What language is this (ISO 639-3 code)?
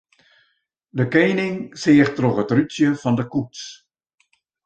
fry